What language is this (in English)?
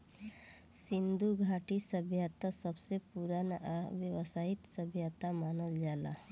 Bhojpuri